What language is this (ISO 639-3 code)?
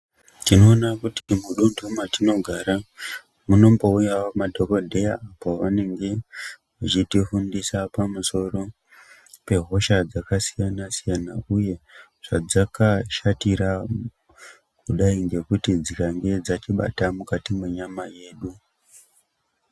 ndc